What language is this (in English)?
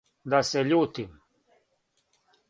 Serbian